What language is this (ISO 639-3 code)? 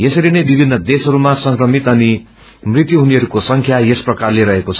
nep